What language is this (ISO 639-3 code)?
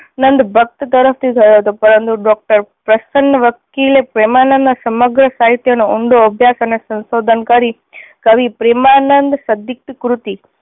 guj